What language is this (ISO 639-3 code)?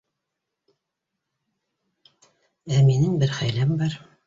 bak